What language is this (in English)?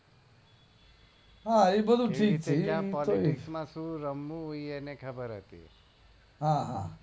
Gujarati